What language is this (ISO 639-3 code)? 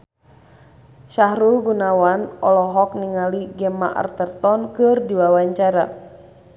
sun